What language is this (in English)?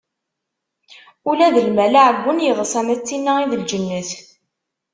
Kabyle